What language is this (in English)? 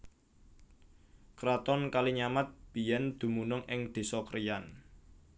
Javanese